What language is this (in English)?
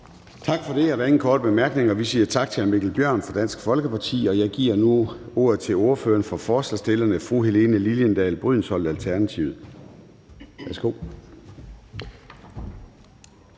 Danish